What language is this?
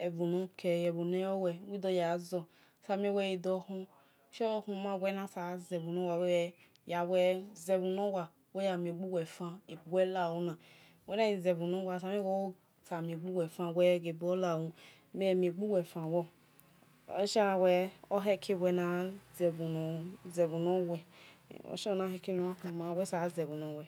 Esan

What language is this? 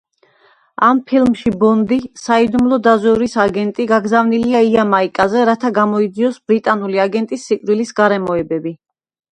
Georgian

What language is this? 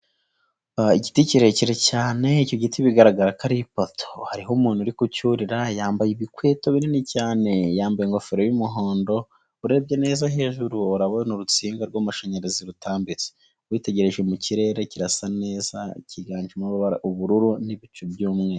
Kinyarwanda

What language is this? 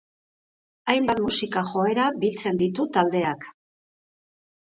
Basque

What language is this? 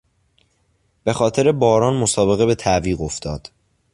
Persian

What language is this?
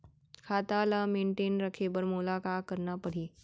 Chhattisgarhi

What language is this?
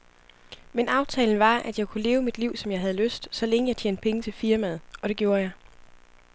Danish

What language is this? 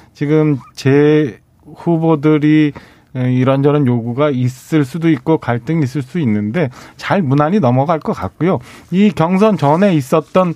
Korean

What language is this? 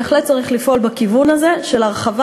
Hebrew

